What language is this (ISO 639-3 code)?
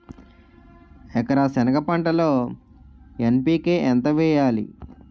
tel